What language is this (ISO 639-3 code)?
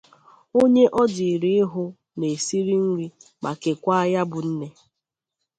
ibo